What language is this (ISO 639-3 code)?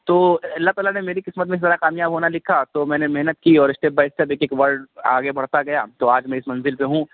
urd